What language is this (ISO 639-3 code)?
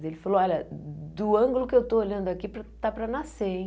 por